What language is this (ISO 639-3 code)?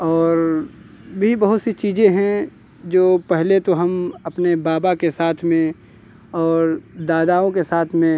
hin